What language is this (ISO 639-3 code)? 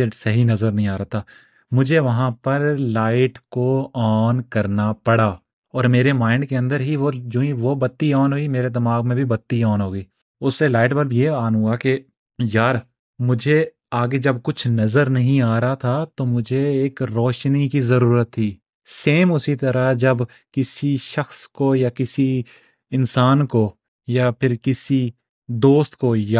urd